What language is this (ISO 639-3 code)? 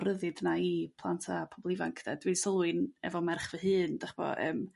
cym